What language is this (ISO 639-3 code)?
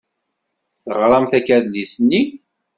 kab